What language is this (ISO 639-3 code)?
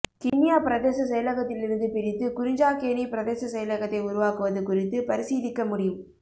tam